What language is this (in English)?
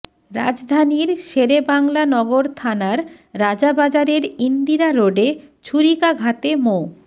Bangla